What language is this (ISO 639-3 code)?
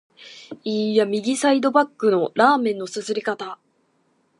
jpn